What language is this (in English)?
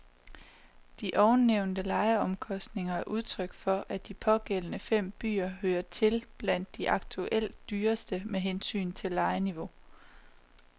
Danish